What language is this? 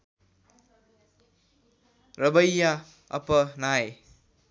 Nepali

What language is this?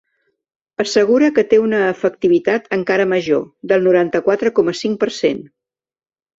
Catalan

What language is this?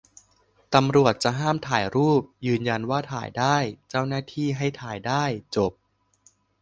Thai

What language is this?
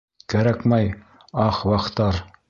Bashkir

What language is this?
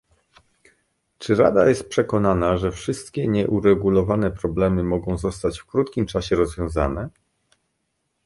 Polish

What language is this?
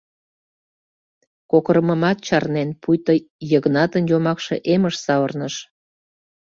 Mari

